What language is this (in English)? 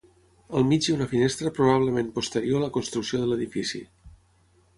Catalan